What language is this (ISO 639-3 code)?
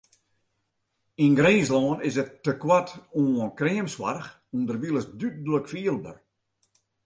fry